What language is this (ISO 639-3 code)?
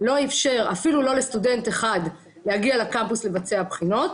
heb